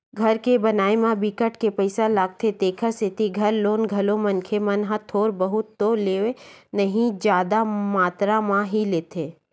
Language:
Chhattisgarhi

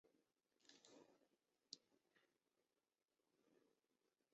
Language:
Chinese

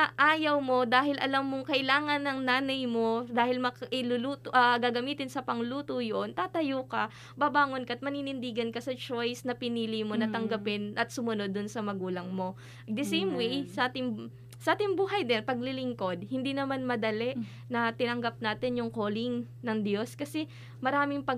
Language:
Filipino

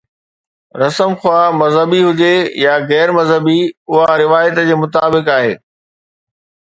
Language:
Sindhi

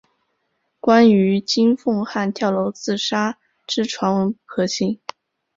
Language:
Chinese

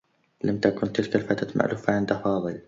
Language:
Arabic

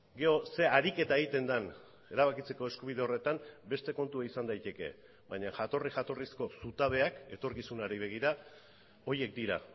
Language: Basque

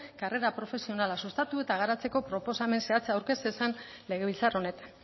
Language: Basque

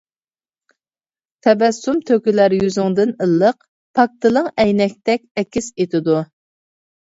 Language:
Uyghur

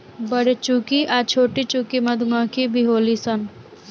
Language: Bhojpuri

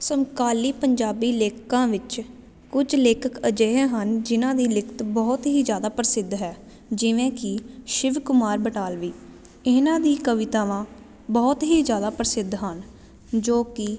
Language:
Punjabi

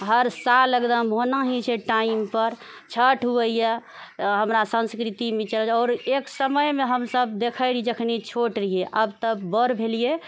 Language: Maithili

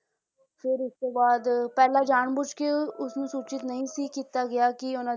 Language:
Punjabi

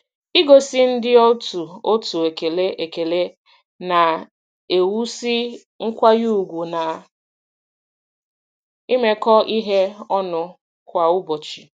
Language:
Igbo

